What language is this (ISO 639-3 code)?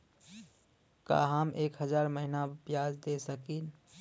bho